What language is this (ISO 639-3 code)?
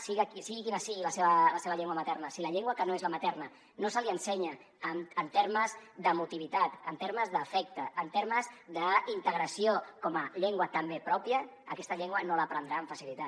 cat